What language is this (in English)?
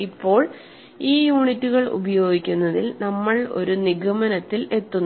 Malayalam